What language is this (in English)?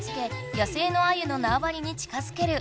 Japanese